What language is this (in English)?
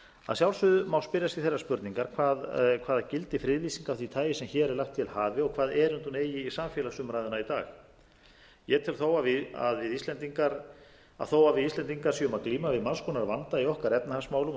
Icelandic